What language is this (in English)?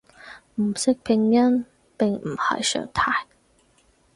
Cantonese